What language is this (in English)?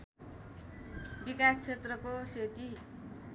Nepali